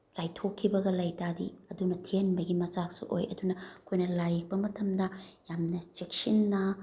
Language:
Manipuri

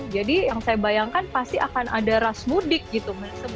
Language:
Indonesian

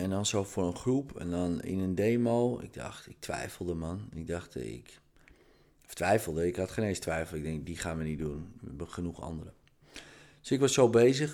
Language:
Dutch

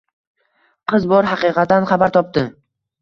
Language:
Uzbek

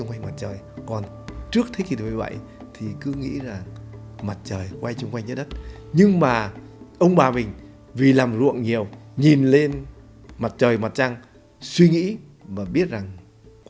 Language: Vietnamese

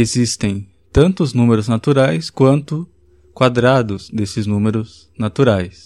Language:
Portuguese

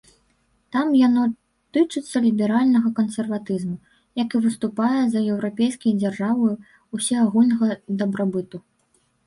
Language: Belarusian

